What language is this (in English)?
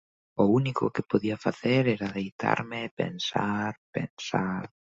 Galician